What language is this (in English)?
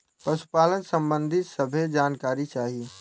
Bhojpuri